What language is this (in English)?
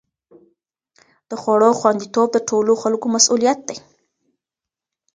Pashto